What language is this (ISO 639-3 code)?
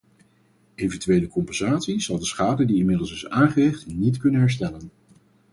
nld